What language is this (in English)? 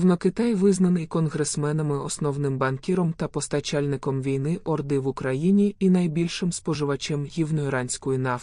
Ukrainian